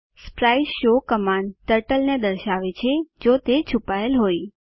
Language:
Gujarati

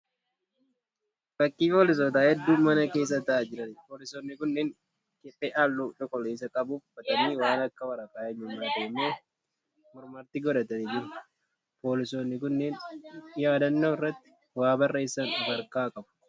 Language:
Oromo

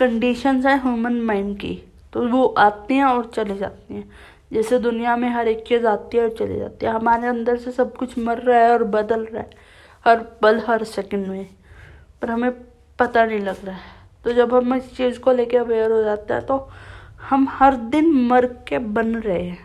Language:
Hindi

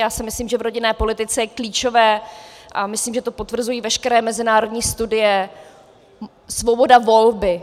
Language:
Czech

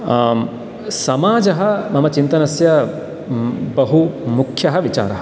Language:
Sanskrit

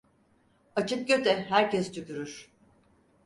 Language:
Turkish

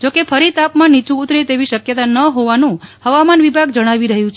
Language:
Gujarati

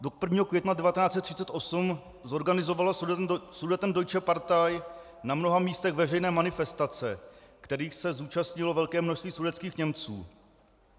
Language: Czech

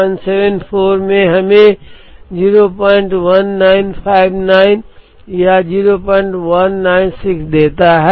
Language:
Hindi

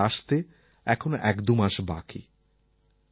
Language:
Bangla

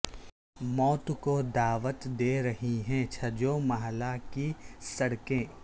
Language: Urdu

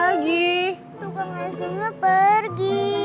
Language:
Indonesian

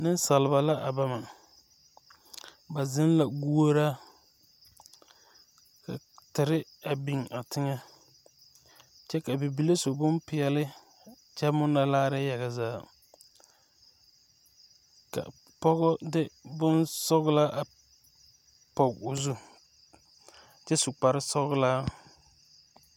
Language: Southern Dagaare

